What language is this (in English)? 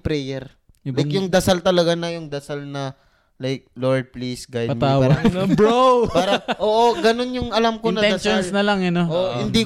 Filipino